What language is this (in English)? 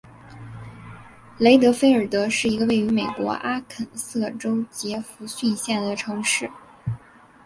Chinese